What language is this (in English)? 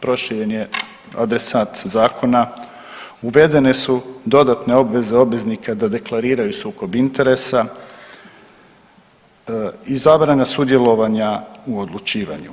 Croatian